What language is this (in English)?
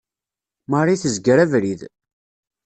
Kabyle